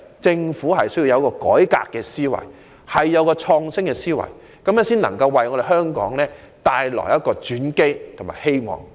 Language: Cantonese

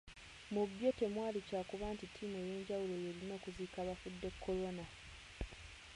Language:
Ganda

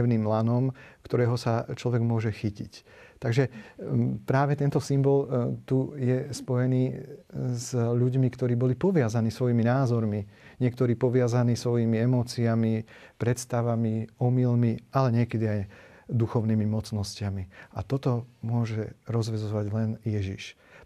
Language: Slovak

